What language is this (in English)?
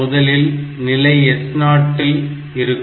Tamil